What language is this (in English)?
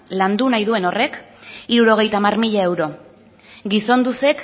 Basque